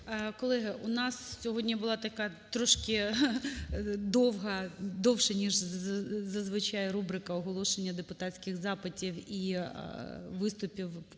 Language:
Ukrainian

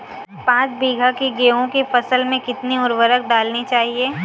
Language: Hindi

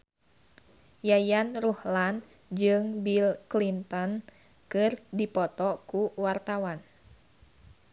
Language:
Sundanese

